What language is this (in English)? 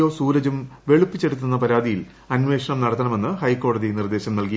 Malayalam